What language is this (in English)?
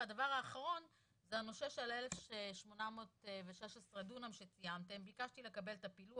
Hebrew